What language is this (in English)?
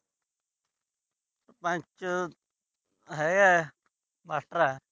Punjabi